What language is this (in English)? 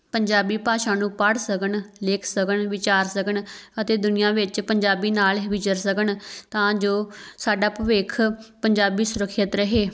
Punjabi